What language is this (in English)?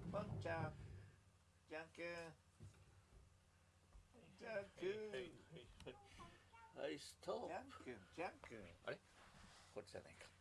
Japanese